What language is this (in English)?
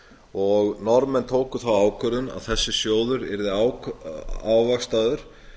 Icelandic